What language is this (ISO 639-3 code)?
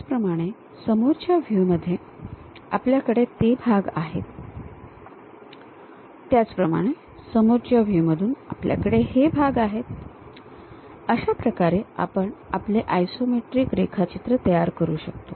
mar